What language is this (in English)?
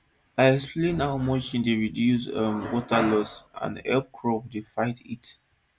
Nigerian Pidgin